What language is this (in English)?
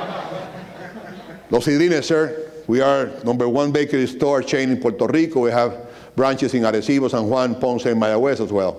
Spanish